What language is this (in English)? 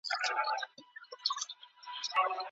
Pashto